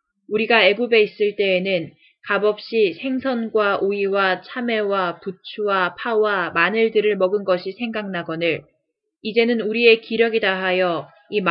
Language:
Korean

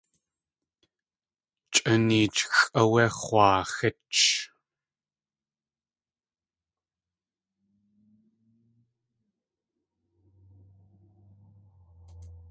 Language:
Tlingit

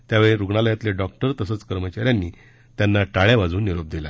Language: Marathi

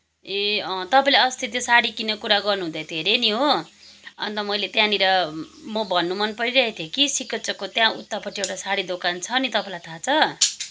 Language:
Nepali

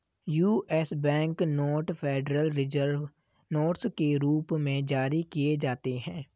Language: Hindi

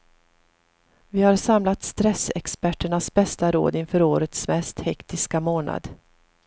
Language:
Swedish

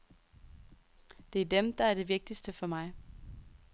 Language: Danish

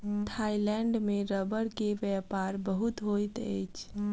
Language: Maithili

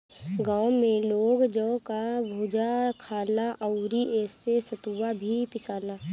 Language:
Bhojpuri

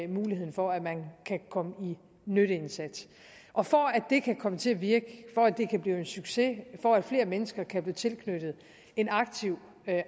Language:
Danish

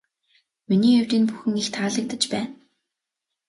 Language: Mongolian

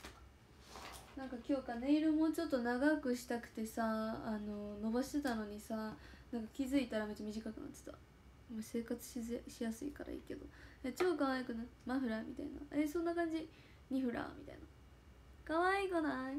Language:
Japanese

